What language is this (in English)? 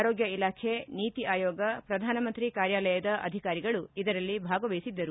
Kannada